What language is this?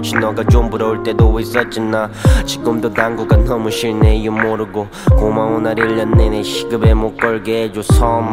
Korean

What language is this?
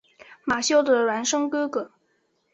Chinese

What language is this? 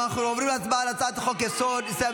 Hebrew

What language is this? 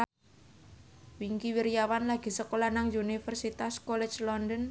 Javanese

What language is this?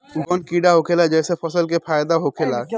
Bhojpuri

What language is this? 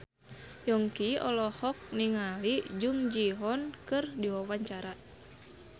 Sundanese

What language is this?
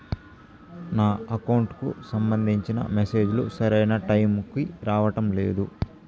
Telugu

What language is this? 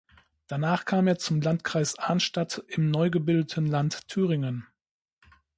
German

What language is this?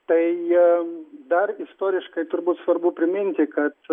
Lithuanian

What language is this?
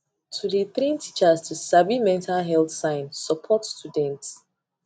Nigerian Pidgin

